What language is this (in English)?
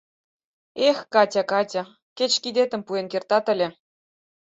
Mari